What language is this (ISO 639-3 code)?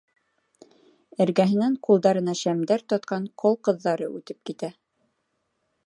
bak